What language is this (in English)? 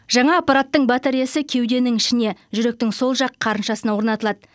Kazakh